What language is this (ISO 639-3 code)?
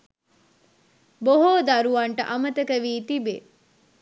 sin